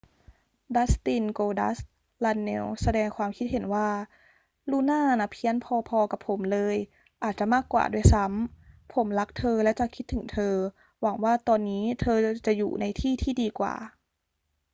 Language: Thai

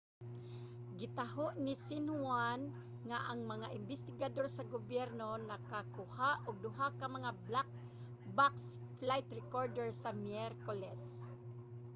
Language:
Cebuano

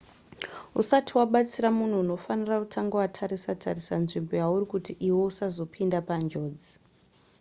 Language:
Shona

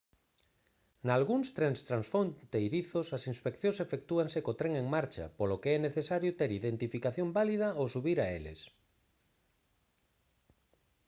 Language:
Galician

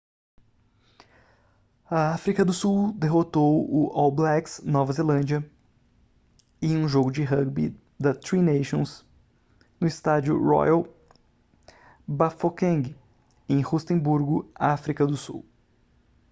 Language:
Portuguese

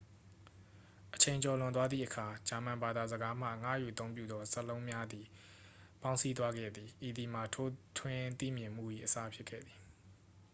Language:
Burmese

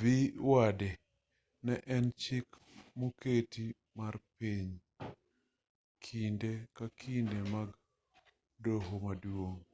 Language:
Luo (Kenya and Tanzania)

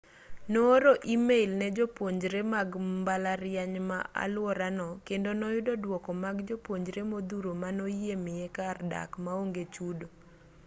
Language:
Luo (Kenya and Tanzania)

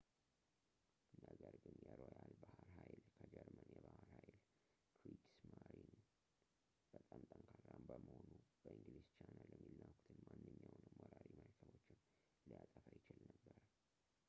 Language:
Amharic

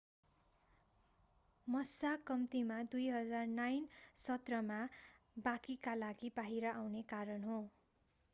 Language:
Nepali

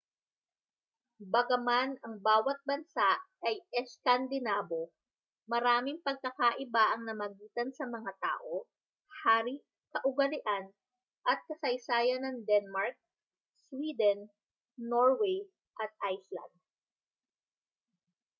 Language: Filipino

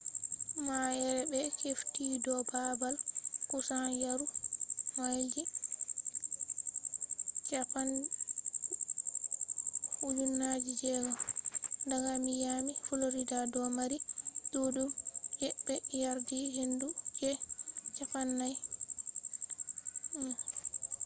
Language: Fula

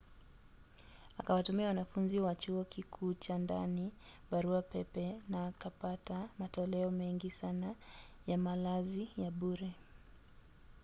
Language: Swahili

